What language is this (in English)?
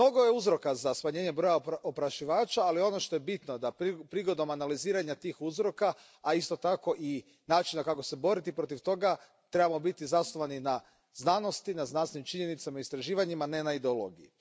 Croatian